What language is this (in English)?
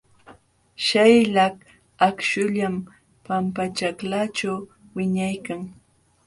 Jauja Wanca Quechua